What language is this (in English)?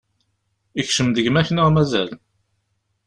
Kabyle